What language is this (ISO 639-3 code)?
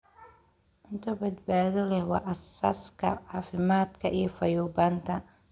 som